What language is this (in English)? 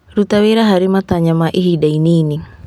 Kikuyu